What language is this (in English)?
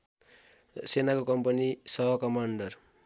Nepali